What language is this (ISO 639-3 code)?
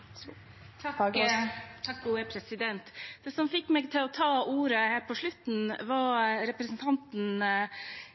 nor